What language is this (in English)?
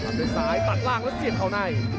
Thai